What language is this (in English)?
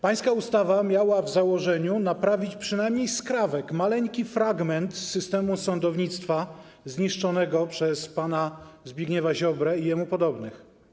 Polish